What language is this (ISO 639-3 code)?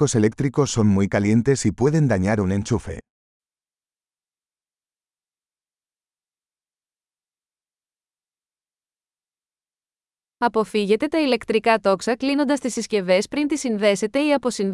ell